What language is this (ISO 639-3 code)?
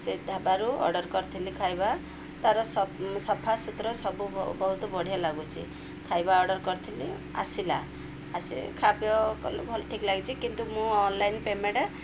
ori